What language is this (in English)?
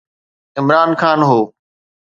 Sindhi